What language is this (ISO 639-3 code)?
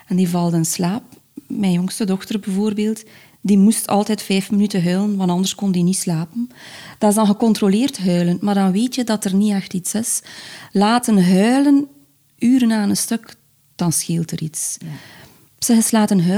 nld